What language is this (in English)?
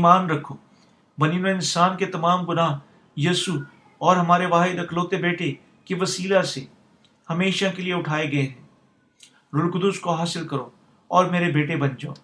Urdu